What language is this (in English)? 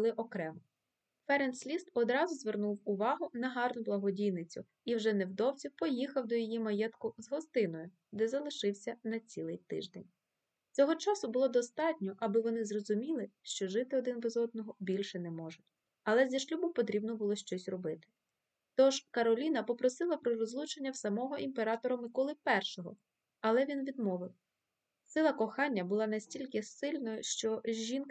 Ukrainian